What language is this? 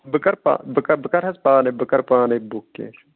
Kashmiri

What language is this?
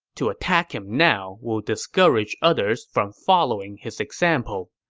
English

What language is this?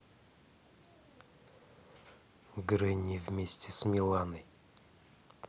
Russian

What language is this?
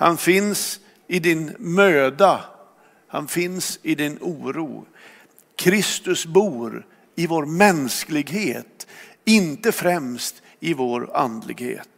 Swedish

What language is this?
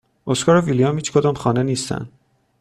Persian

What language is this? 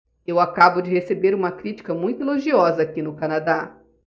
Portuguese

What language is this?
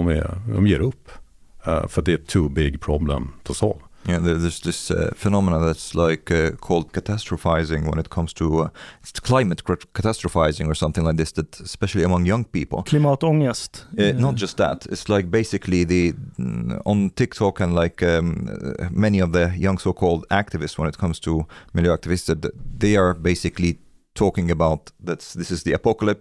Swedish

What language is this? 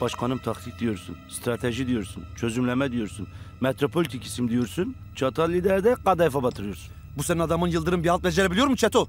Turkish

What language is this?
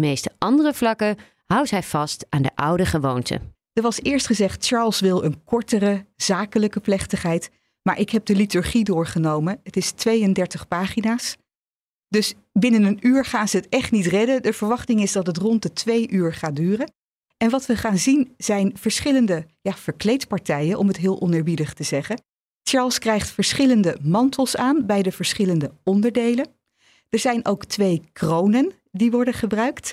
Dutch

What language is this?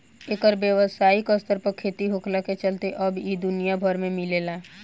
Bhojpuri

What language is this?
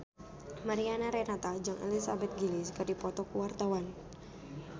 Sundanese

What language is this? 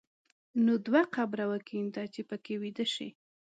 Pashto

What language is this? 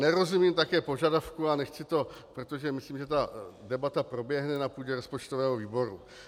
Czech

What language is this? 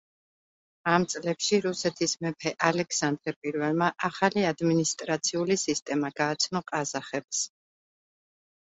Georgian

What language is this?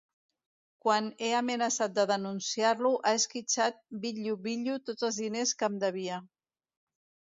Catalan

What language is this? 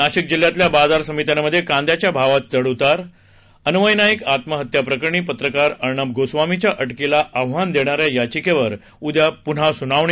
Marathi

